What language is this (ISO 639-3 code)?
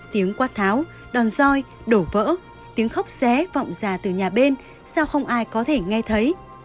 vie